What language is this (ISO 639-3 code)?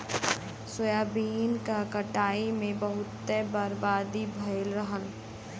bho